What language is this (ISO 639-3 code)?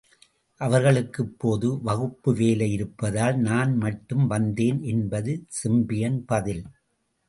tam